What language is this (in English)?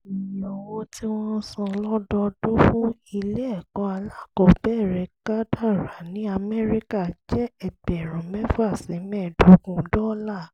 Yoruba